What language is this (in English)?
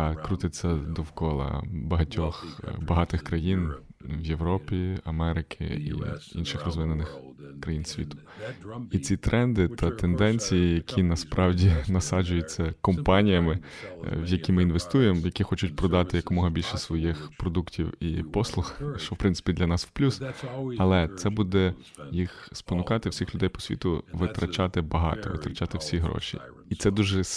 Ukrainian